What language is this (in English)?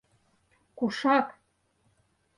Mari